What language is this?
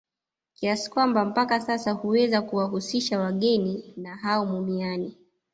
Swahili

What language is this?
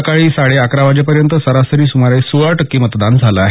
Marathi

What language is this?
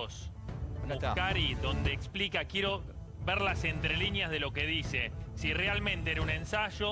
Spanish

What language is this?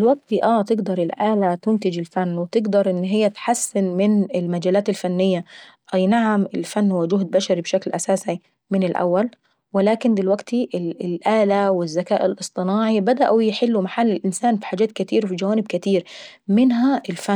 Saidi Arabic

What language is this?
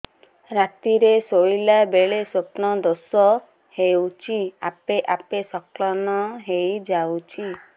Odia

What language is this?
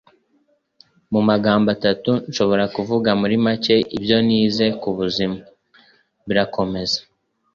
Kinyarwanda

